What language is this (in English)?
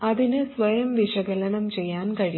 Malayalam